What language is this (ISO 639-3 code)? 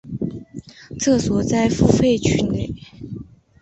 zho